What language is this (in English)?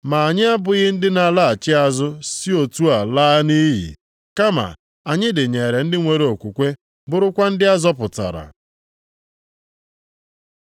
Igbo